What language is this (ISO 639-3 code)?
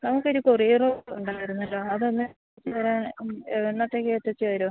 mal